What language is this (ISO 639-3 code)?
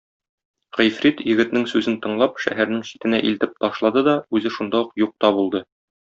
tat